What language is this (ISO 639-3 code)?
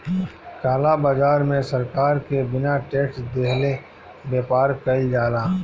bho